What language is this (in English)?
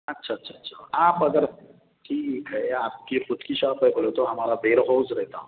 Urdu